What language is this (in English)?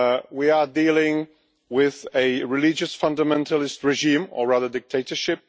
English